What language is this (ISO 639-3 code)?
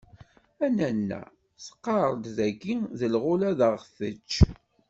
kab